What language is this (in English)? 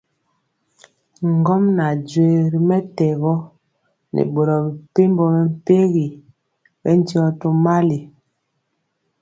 Mpiemo